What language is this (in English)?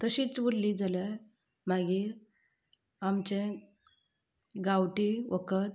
Konkani